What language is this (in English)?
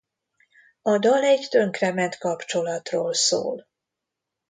Hungarian